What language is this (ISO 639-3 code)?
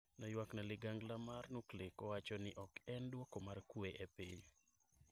luo